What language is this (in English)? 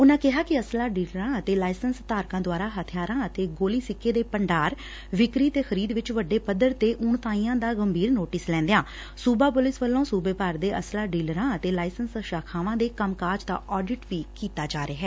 Punjabi